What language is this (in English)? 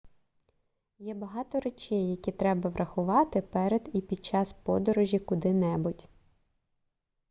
Ukrainian